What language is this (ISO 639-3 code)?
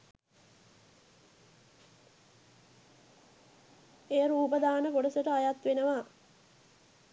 sin